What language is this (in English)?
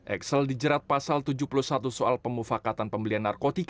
Indonesian